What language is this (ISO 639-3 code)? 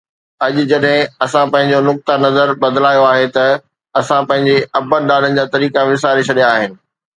snd